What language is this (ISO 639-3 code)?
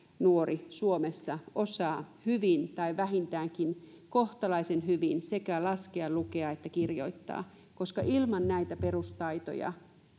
fin